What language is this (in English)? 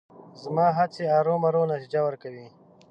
Pashto